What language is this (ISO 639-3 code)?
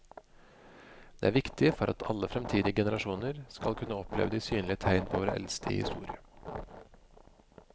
nor